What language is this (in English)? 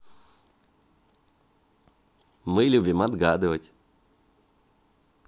Russian